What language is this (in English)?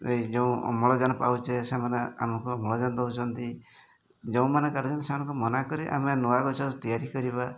Odia